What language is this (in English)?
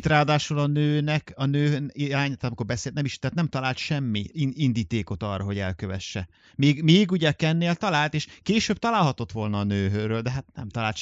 Hungarian